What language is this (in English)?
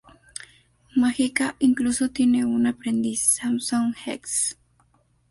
Spanish